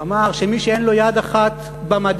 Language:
Hebrew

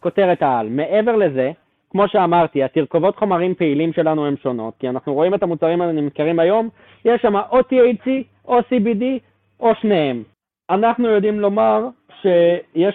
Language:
Hebrew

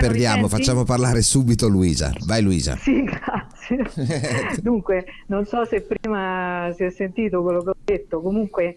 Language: Italian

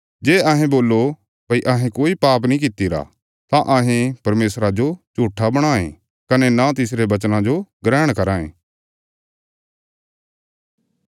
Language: Bilaspuri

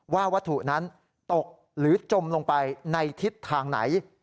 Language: Thai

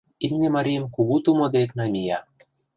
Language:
Mari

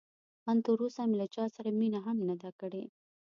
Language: Pashto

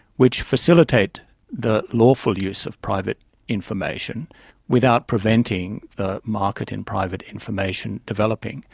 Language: English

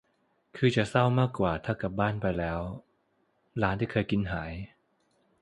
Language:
Thai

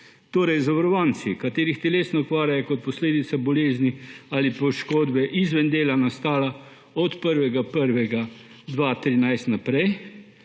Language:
Slovenian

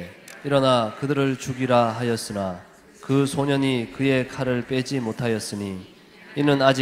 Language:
Korean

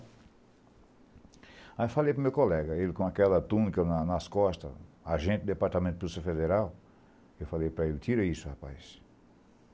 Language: Portuguese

